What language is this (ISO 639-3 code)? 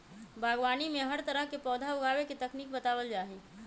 mag